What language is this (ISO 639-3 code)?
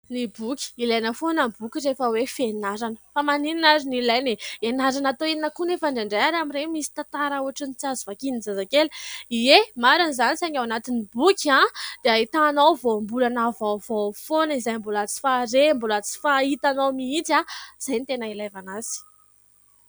mlg